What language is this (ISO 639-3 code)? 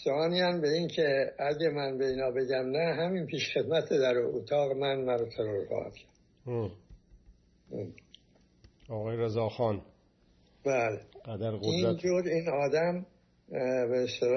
fas